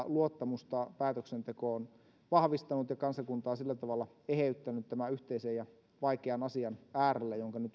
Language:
Finnish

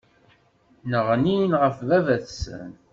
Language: Kabyle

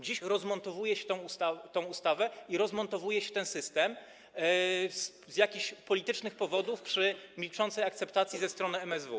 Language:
Polish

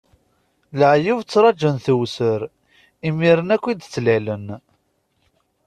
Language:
Kabyle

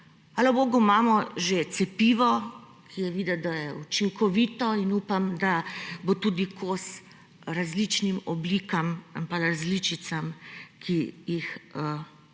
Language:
Slovenian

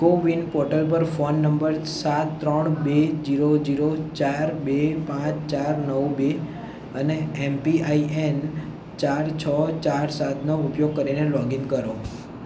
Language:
Gujarati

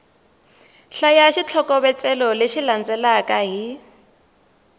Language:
Tsonga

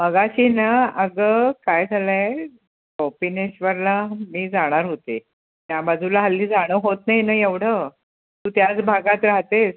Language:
Marathi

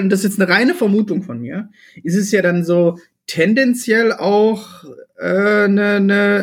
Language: German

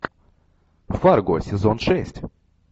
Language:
Russian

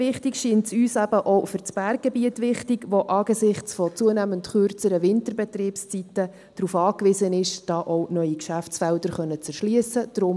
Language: Swiss German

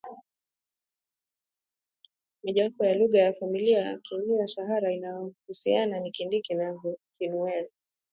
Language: Swahili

